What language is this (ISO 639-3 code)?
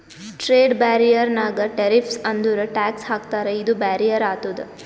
kan